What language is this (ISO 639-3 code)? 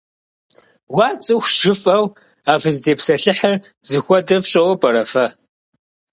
kbd